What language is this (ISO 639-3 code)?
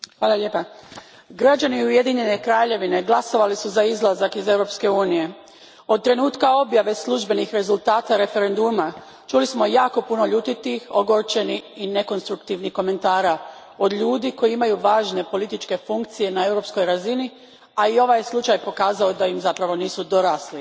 hrv